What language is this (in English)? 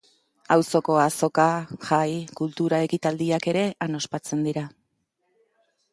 Basque